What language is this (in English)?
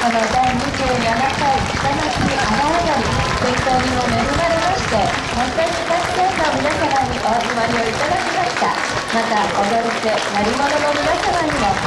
Japanese